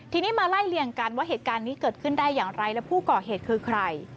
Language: Thai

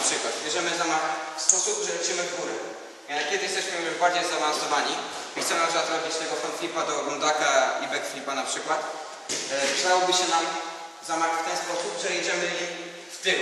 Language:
Polish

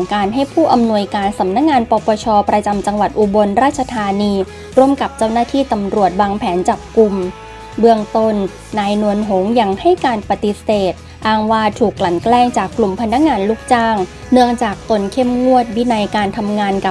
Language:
Thai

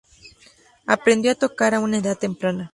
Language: Spanish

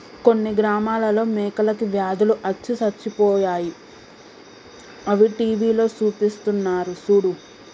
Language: Telugu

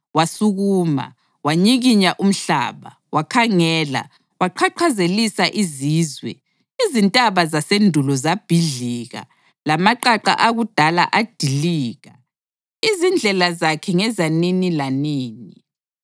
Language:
North Ndebele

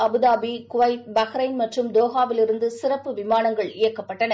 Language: Tamil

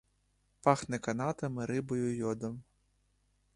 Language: Ukrainian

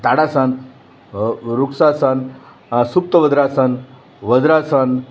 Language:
Gujarati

